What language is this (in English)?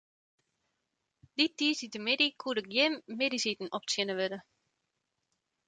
Western Frisian